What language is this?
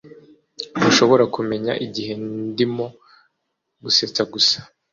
Kinyarwanda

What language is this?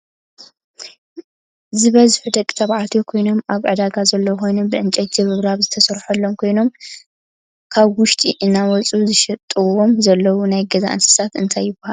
Tigrinya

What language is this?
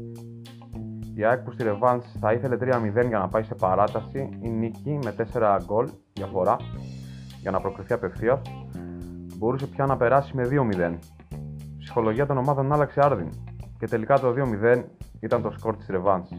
Greek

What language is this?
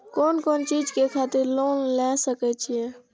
Maithili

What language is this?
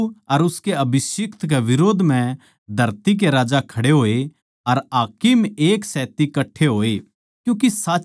Haryanvi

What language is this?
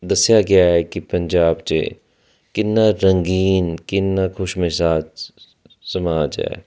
Punjabi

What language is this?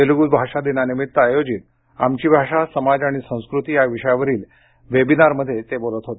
Marathi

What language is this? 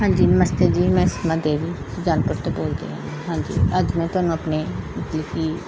Punjabi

